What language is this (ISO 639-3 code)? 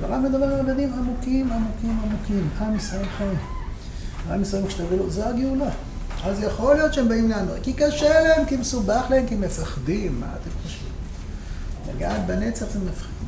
heb